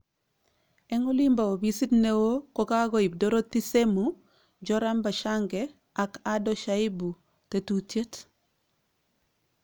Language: Kalenjin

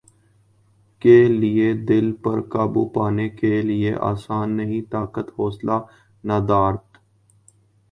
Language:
Urdu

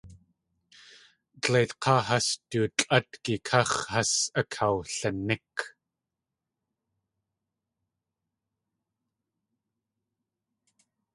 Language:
Tlingit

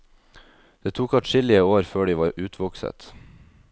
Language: Norwegian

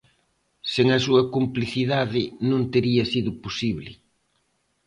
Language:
Galician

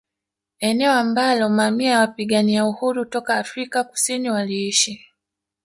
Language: Swahili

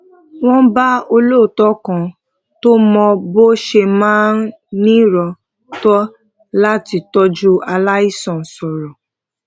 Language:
Yoruba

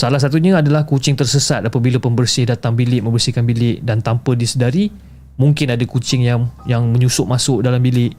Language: Malay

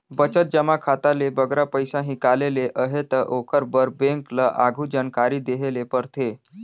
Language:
Chhattisgarhi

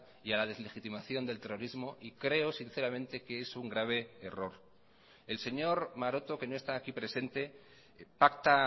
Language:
Spanish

